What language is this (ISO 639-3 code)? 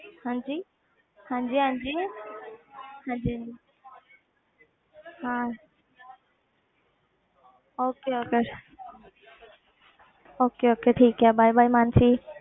pan